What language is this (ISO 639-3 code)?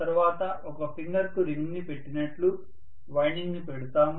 tel